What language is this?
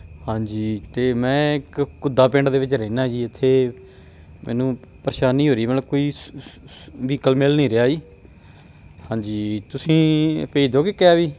Punjabi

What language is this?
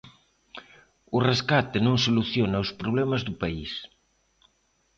Galician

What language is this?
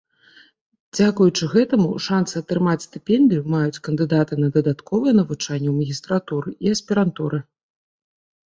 Belarusian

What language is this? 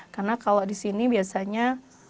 Indonesian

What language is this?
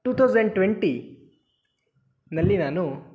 Kannada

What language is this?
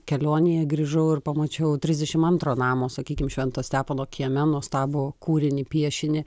Lithuanian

